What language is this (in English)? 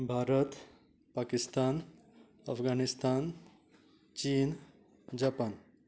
Konkani